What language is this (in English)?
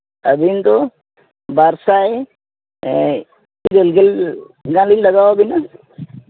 Santali